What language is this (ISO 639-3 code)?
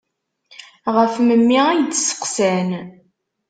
kab